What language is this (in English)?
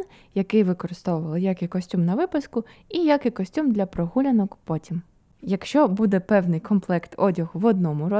Ukrainian